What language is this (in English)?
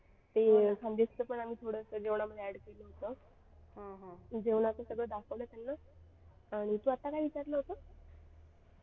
Marathi